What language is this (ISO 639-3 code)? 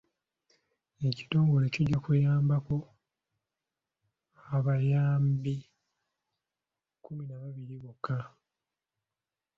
lug